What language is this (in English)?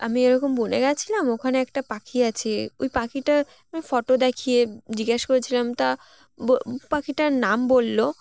Bangla